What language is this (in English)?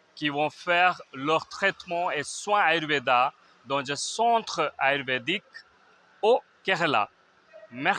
French